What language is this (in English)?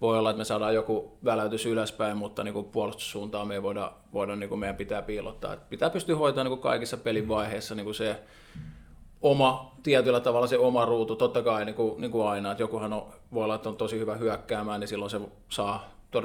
Finnish